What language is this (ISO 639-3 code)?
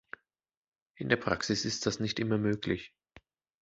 deu